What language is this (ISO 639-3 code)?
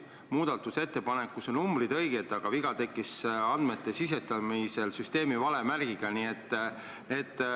est